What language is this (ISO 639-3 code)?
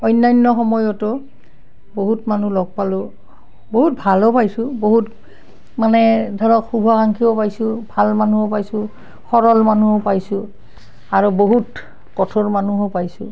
asm